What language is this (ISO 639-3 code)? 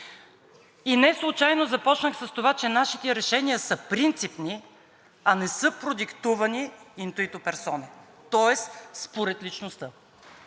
bul